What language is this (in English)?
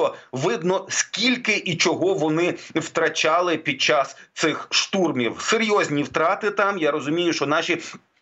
Ukrainian